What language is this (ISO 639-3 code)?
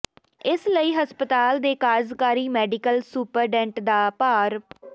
pan